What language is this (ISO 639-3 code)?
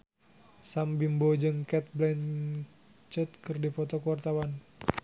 sun